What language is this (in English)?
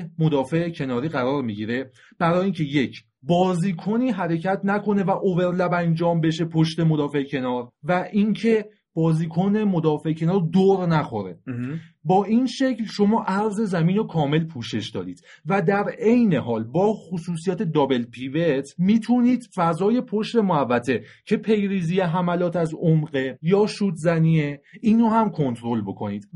Persian